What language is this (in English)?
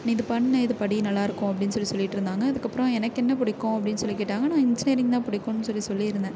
Tamil